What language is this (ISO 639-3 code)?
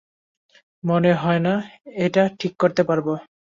ben